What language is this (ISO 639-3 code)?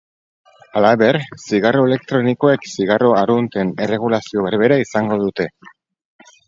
eus